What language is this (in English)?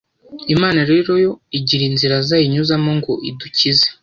Kinyarwanda